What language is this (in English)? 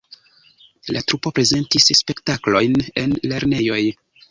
Esperanto